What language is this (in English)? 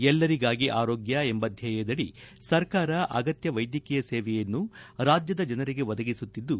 Kannada